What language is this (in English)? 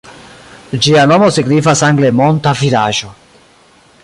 Esperanto